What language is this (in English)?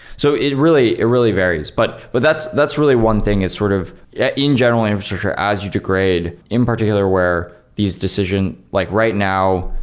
English